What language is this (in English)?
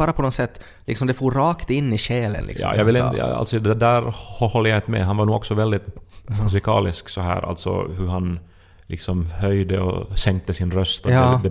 Swedish